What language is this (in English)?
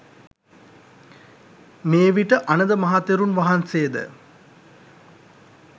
Sinhala